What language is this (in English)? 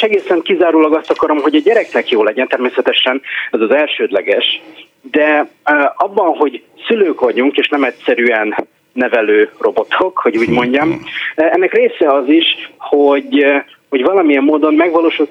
Hungarian